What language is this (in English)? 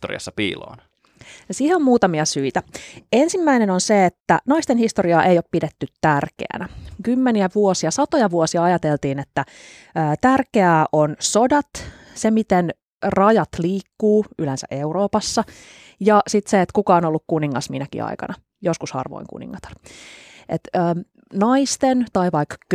Finnish